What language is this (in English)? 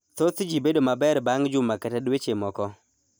Luo (Kenya and Tanzania)